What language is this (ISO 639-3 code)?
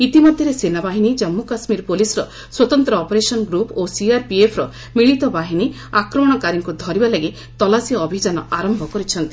ori